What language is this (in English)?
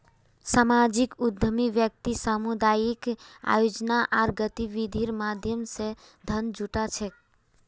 Magahi